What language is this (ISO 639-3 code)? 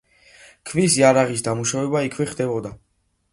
kat